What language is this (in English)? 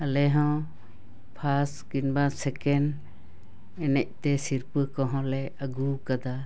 Santali